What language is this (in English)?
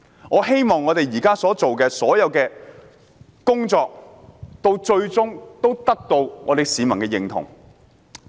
Cantonese